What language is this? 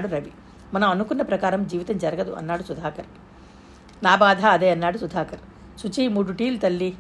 Telugu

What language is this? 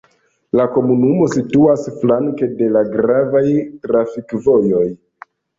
Esperanto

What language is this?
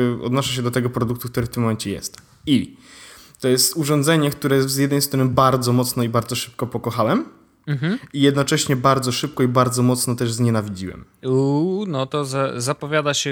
Polish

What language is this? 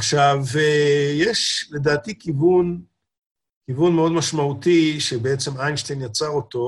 Hebrew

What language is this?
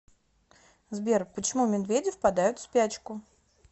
Russian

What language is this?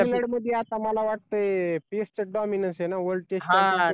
Marathi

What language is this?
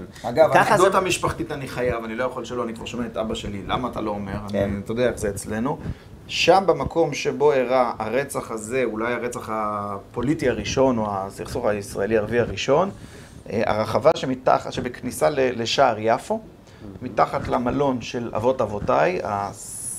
Hebrew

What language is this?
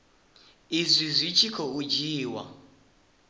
Venda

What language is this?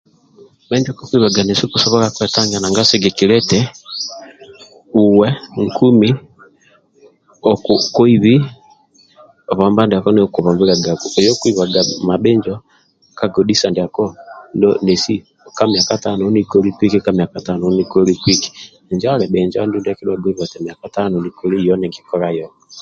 Amba (Uganda)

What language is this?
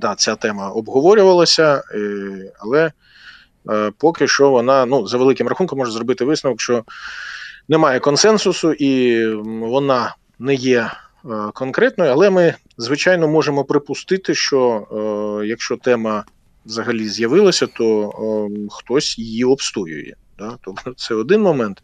Ukrainian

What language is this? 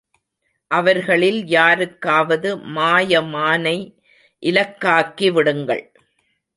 Tamil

